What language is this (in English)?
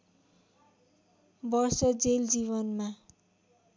Nepali